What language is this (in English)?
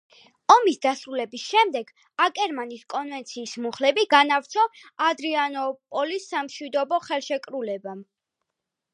Georgian